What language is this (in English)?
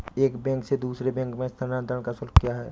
Hindi